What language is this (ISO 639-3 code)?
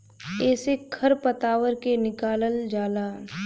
bho